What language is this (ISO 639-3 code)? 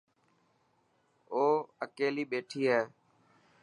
mki